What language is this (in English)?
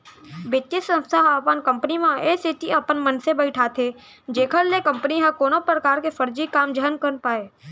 Chhattisgarhi